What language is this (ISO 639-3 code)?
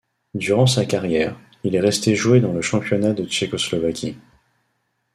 fra